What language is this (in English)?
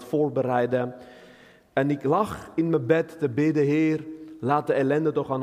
Dutch